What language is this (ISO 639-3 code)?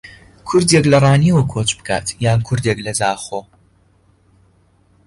ckb